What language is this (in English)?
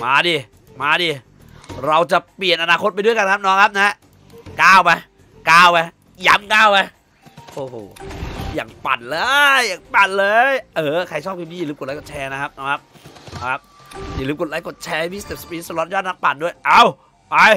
Thai